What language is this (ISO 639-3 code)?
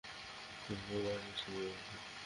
ben